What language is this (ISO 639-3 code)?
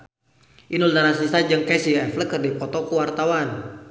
sun